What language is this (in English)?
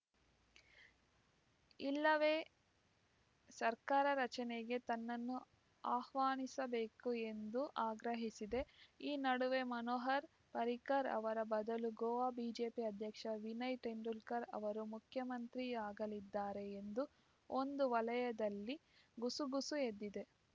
Kannada